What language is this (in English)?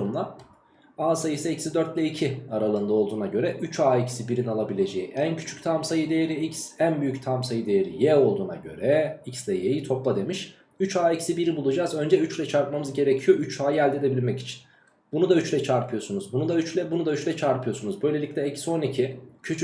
Turkish